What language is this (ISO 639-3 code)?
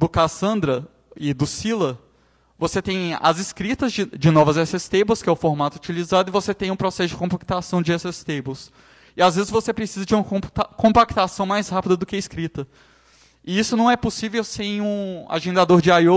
por